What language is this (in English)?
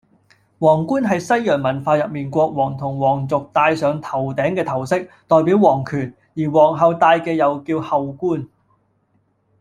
Cantonese